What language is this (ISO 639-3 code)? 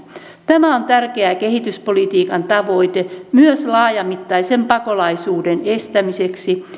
fin